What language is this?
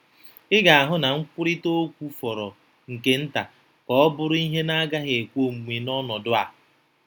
Igbo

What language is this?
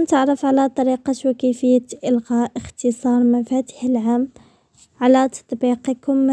Arabic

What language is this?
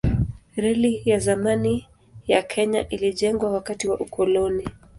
Swahili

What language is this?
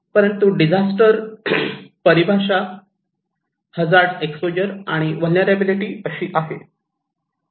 Marathi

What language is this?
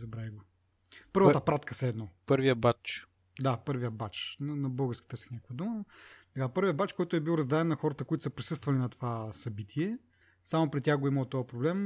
Bulgarian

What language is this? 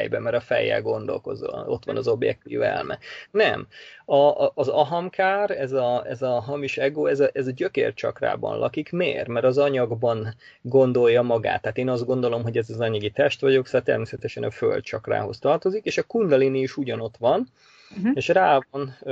Hungarian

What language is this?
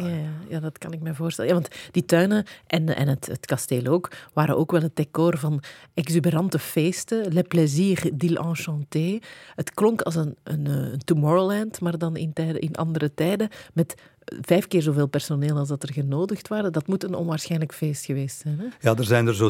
Dutch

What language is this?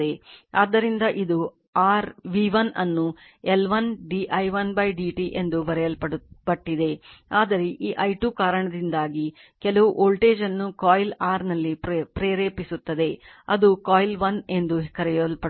Kannada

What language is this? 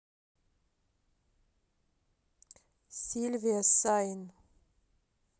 Russian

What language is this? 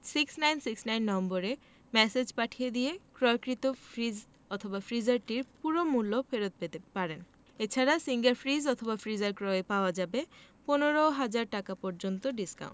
Bangla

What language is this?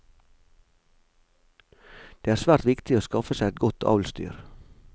Norwegian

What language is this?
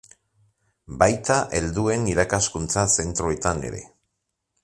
Basque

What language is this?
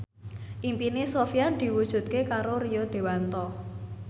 Javanese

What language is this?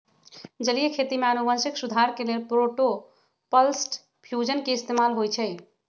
Magahi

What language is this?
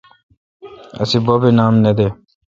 Kalkoti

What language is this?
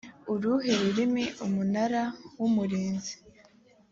Kinyarwanda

